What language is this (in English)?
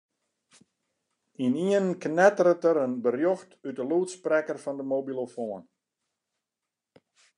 Western Frisian